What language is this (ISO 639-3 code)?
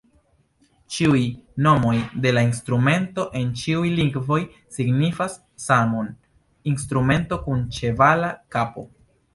epo